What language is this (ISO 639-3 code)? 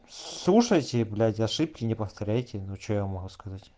rus